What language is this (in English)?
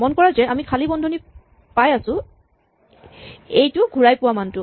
Assamese